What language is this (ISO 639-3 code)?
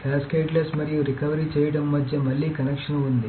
tel